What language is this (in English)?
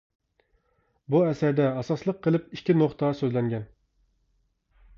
Uyghur